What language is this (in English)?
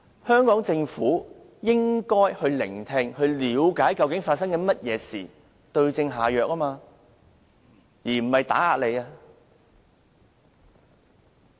Cantonese